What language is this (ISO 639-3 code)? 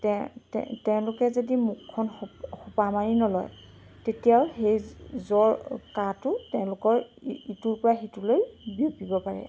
asm